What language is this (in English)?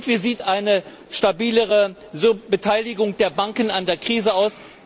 German